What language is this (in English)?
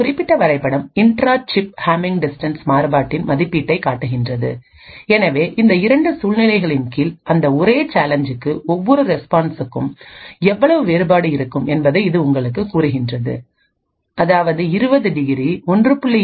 Tamil